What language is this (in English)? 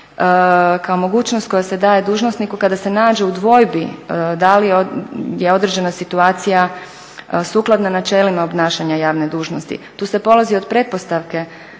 Croatian